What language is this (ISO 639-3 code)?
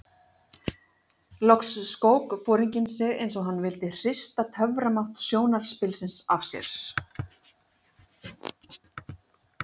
isl